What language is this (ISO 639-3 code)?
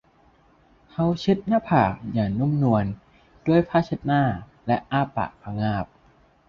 tha